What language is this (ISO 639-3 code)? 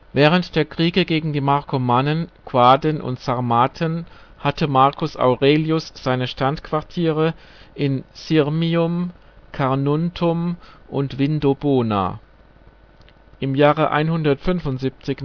deu